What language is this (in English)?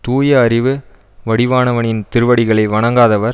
Tamil